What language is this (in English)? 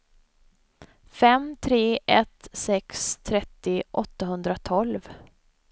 Swedish